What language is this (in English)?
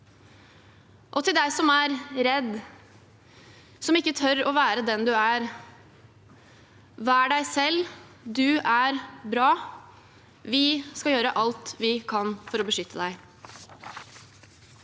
Norwegian